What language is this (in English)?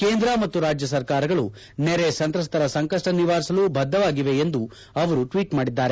Kannada